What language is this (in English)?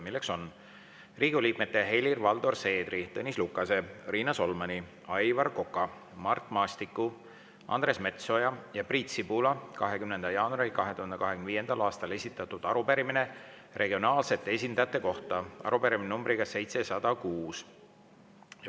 Estonian